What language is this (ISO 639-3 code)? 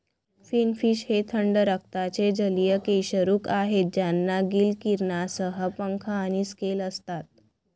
mar